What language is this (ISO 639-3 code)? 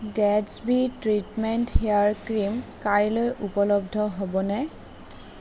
asm